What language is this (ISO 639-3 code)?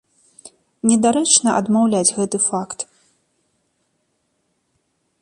bel